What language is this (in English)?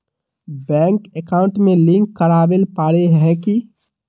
Magahi